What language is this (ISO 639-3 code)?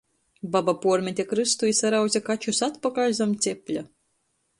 ltg